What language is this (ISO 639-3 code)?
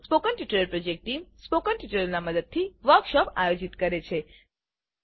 guj